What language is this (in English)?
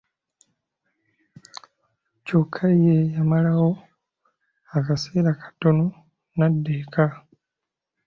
Ganda